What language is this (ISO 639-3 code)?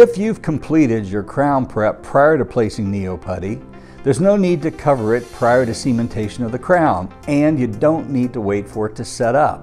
eng